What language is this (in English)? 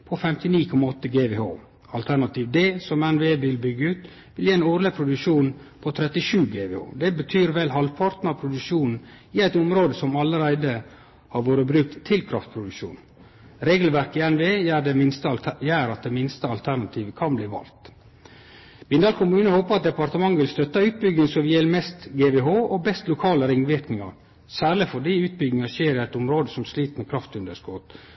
Norwegian Nynorsk